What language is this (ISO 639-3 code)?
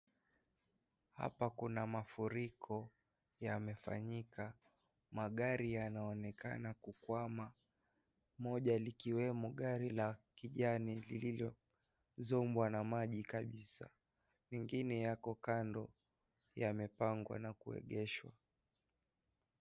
swa